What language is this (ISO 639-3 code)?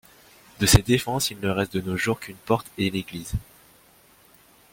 fra